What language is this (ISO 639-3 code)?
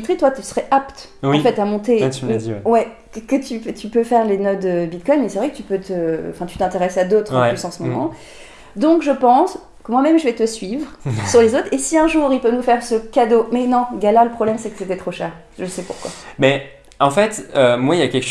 fra